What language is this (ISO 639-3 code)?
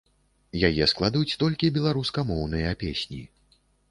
bel